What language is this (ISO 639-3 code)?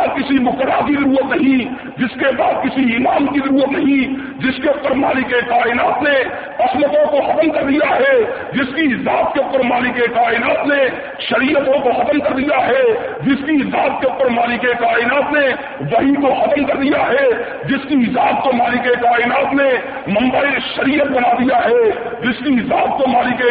urd